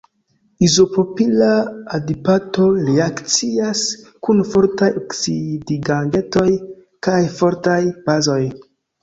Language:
Esperanto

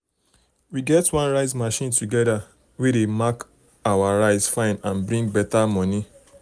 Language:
Nigerian Pidgin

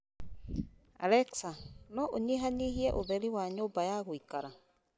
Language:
Kikuyu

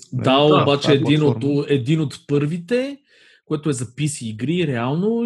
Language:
Bulgarian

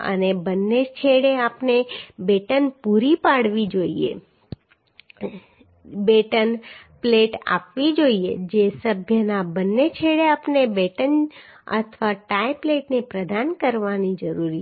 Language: Gujarati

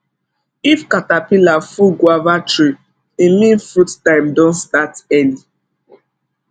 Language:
Nigerian Pidgin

